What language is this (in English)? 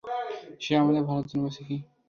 Bangla